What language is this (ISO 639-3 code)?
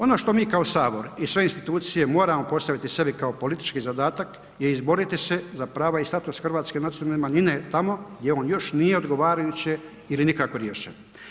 hrv